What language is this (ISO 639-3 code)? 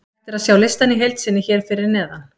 isl